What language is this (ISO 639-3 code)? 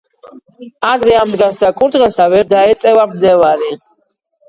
kat